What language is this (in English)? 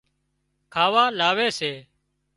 Wadiyara Koli